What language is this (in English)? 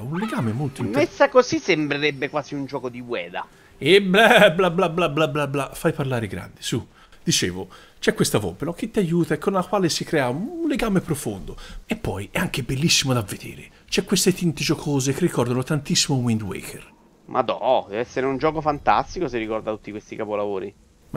Italian